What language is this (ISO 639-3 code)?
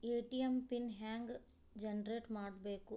kan